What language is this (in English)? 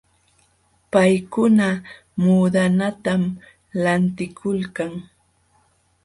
Jauja Wanca Quechua